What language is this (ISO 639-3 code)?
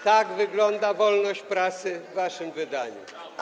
pol